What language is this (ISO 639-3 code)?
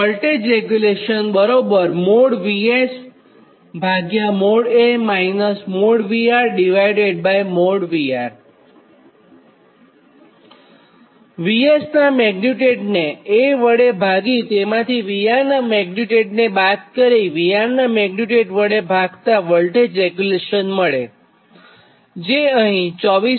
guj